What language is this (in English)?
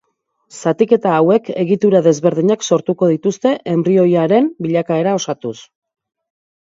Basque